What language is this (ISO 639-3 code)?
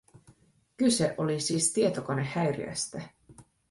fin